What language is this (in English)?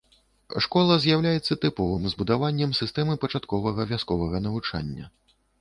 Belarusian